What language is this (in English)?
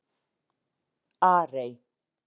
Icelandic